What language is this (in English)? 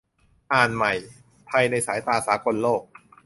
Thai